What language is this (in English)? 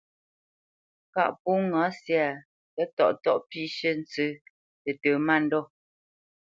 Bamenyam